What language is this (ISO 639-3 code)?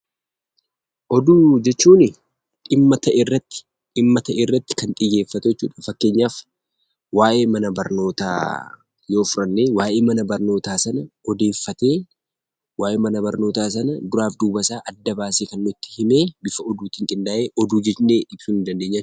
orm